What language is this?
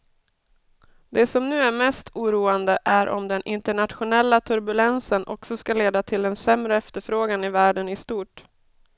Swedish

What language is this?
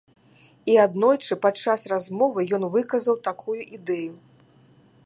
Belarusian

